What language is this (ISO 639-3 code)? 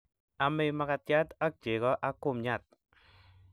kln